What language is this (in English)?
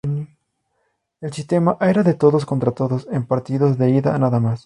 Spanish